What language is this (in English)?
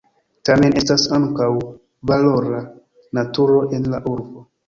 Esperanto